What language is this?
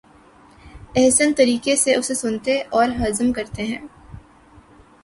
Urdu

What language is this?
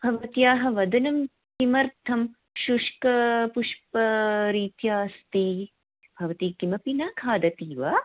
Sanskrit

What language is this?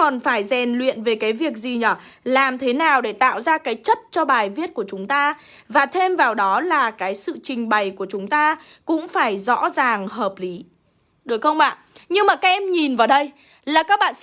Vietnamese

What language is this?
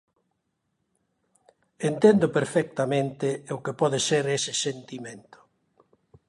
Galician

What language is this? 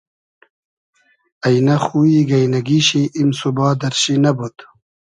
Hazaragi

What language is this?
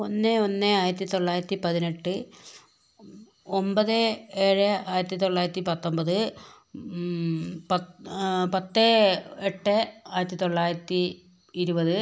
Malayalam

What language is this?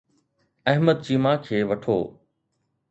Sindhi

